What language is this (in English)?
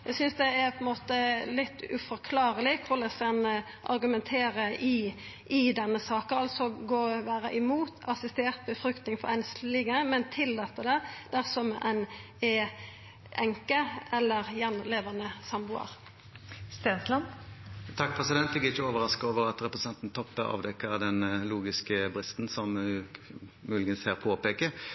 Norwegian